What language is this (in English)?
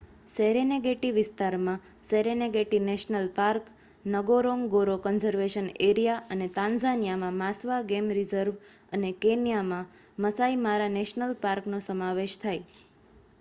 Gujarati